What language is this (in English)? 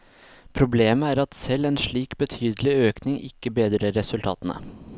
Norwegian